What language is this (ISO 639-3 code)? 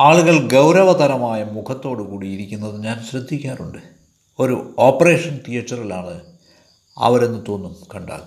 mal